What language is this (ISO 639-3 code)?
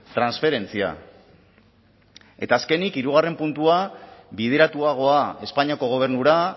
eus